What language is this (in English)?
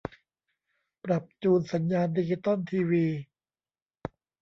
Thai